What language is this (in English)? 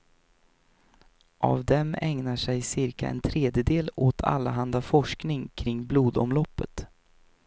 Swedish